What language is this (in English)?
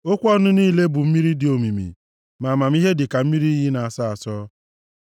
Igbo